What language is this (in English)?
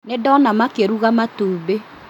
Kikuyu